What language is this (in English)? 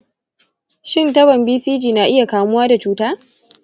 Hausa